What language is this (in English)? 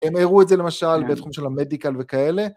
Hebrew